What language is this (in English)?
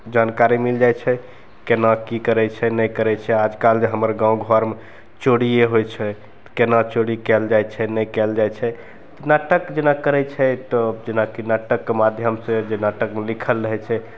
Maithili